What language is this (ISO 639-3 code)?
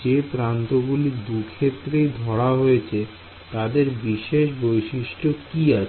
ben